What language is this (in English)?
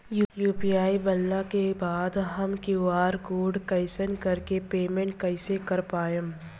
Bhojpuri